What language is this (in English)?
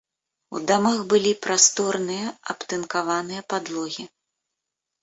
Belarusian